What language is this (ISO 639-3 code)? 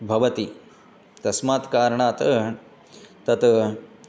san